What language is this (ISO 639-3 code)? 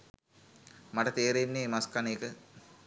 sin